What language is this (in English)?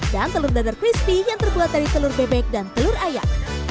Indonesian